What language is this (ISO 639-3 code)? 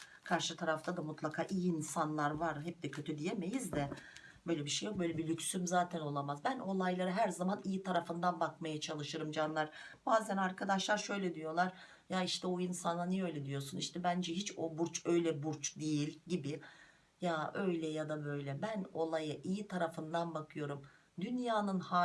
tur